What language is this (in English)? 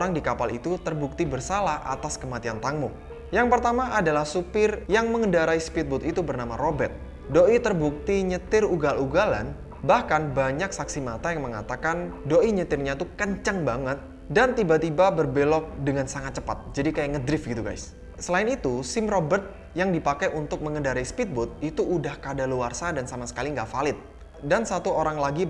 Indonesian